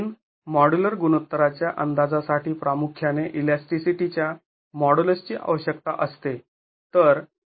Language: Marathi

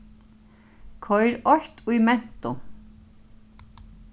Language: Faroese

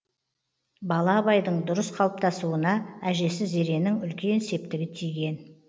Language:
Kazakh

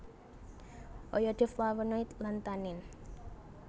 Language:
Javanese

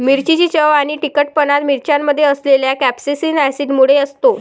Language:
Marathi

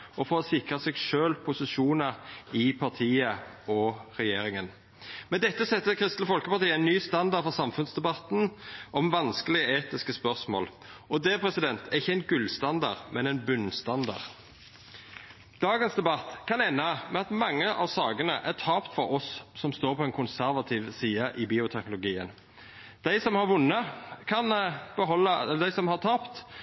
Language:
Norwegian Nynorsk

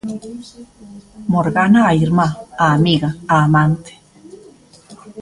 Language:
Galician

